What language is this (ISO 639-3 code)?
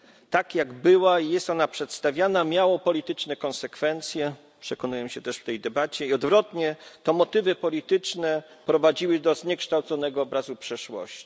pol